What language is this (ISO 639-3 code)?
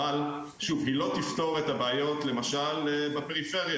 heb